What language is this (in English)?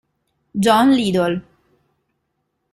Italian